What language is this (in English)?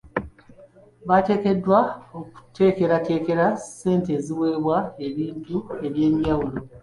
Ganda